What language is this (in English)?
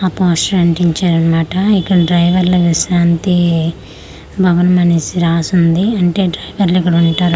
Telugu